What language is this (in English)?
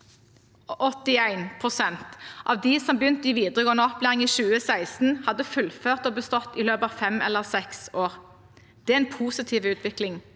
Norwegian